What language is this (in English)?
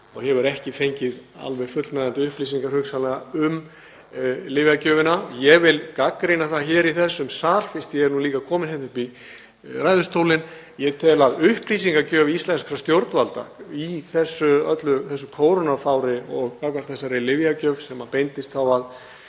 Icelandic